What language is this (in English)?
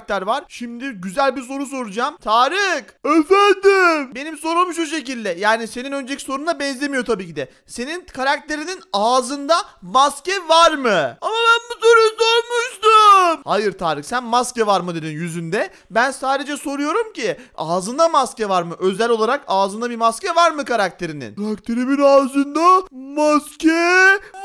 Turkish